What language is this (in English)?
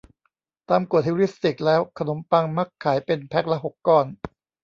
Thai